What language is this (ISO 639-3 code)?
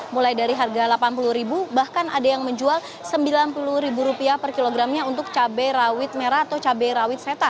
ind